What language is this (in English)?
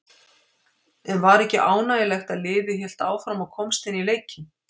Icelandic